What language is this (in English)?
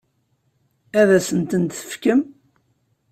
Kabyle